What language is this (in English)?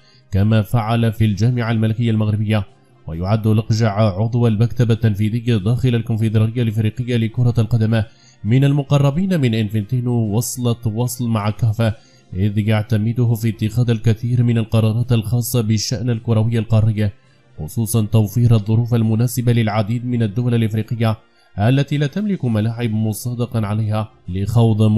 Arabic